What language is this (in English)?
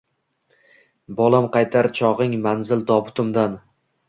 Uzbek